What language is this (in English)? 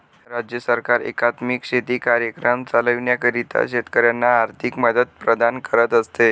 Marathi